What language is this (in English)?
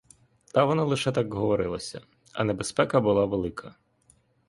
Ukrainian